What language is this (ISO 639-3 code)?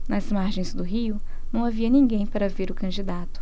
por